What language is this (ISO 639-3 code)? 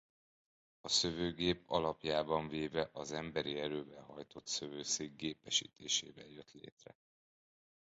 hun